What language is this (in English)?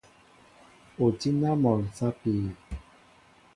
Mbo (Cameroon)